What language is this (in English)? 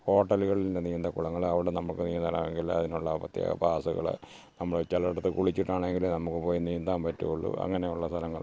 Malayalam